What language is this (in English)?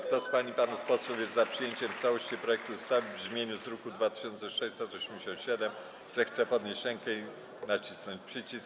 Polish